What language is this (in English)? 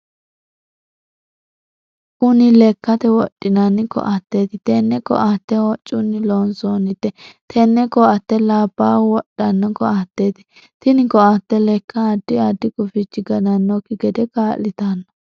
Sidamo